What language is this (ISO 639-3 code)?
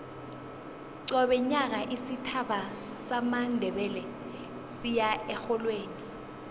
nbl